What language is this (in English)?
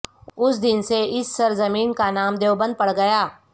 Urdu